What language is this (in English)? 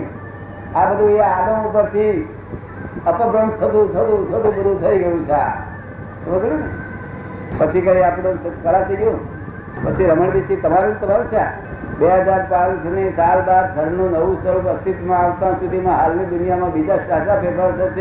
Gujarati